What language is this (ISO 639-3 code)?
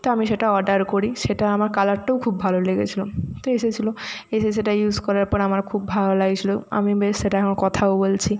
ben